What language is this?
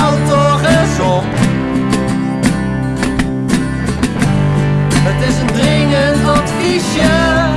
Dutch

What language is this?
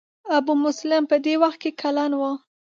Pashto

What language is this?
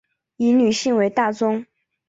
Chinese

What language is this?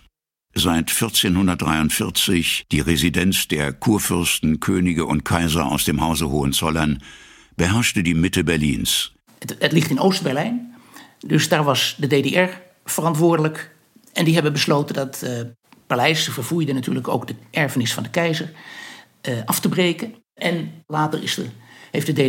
Dutch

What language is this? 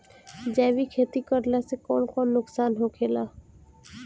Bhojpuri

